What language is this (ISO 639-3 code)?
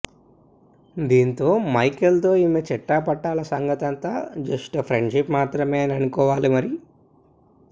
tel